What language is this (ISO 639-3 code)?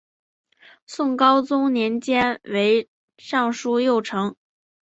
zho